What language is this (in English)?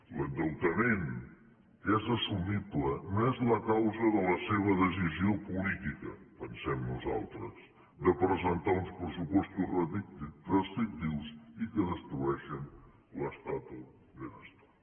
Catalan